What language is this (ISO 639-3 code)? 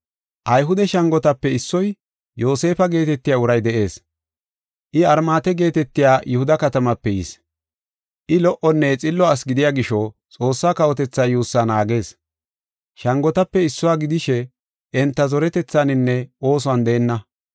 gof